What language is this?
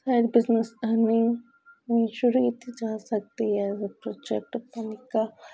Punjabi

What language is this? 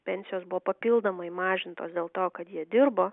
Lithuanian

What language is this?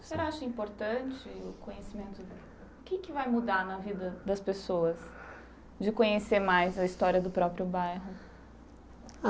Portuguese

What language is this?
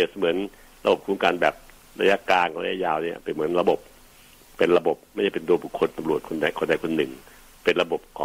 Thai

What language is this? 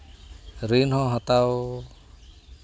Santali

